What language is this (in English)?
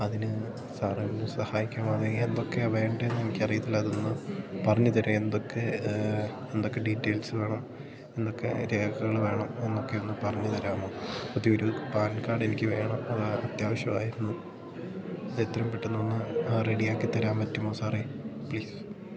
Malayalam